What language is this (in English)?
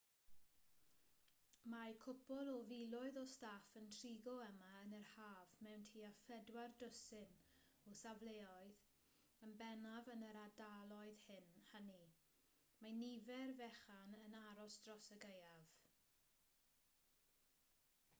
Welsh